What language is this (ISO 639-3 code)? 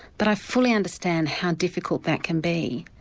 eng